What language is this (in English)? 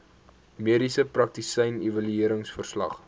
Afrikaans